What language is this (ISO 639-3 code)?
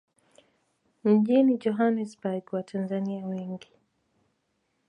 swa